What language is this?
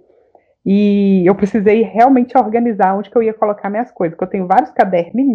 Portuguese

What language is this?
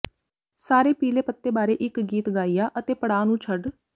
Punjabi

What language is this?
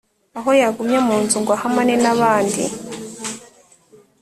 Kinyarwanda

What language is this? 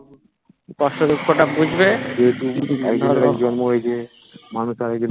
Bangla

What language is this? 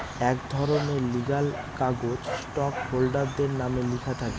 Bangla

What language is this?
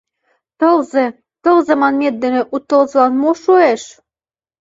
Mari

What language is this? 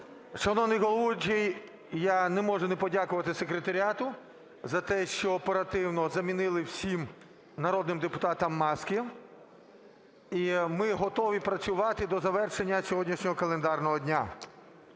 Ukrainian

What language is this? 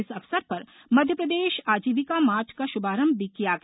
Hindi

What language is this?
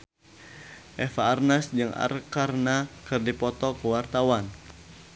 Sundanese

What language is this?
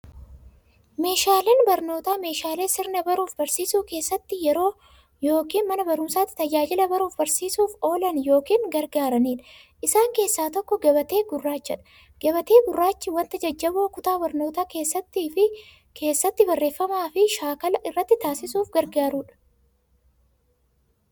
Oromo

